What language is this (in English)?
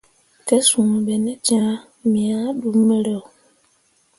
Mundang